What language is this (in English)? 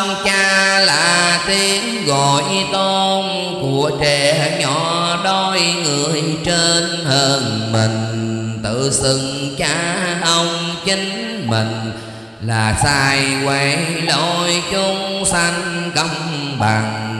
Vietnamese